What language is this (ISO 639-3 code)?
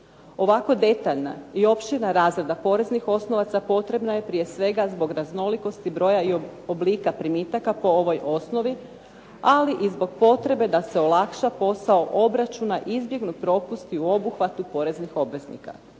hrv